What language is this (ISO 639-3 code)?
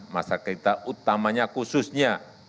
ind